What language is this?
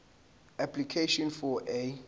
Zulu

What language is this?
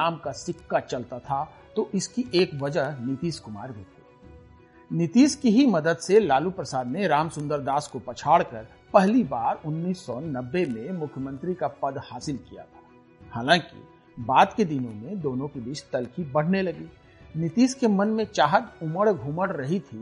Hindi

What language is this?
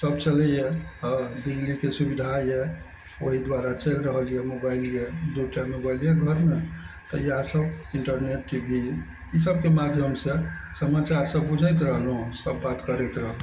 Maithili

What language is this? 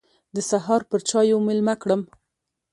Pashto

